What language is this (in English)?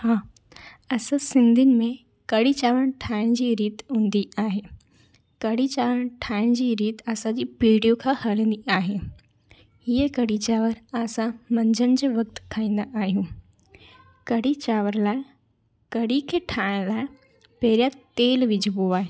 Sindhi